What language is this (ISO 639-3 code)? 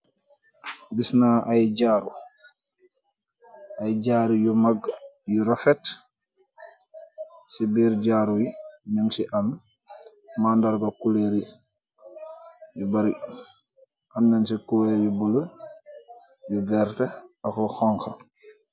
wol